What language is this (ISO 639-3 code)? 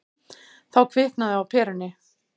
isl